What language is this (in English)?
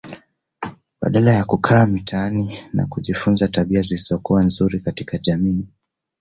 Swahili